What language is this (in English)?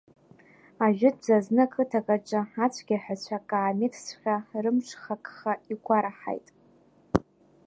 Abkhazian